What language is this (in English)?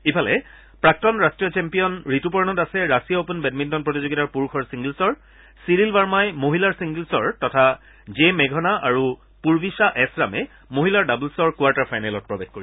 Assamese